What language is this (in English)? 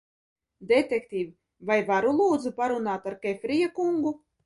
Latvian